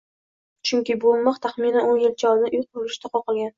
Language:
Uzbek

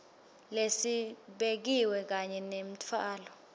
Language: Swati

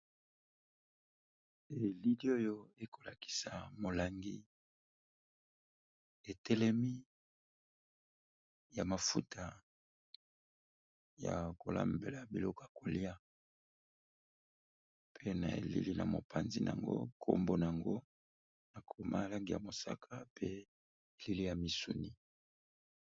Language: Lingala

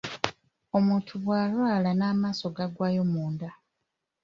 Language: Ganda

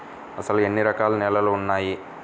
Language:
Telugu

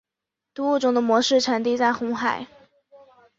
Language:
Chinese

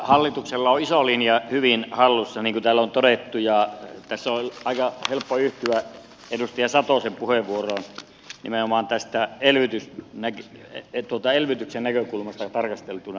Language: Finnish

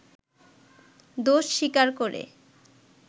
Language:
Bangla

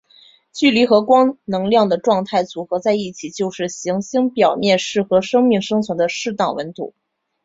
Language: Chinese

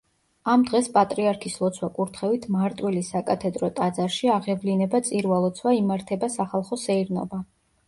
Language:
Georgian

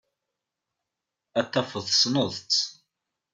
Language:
Kabyle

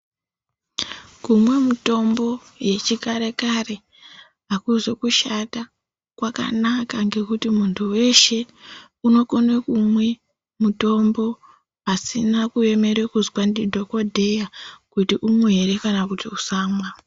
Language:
Ndau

